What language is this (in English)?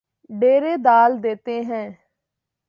Urdu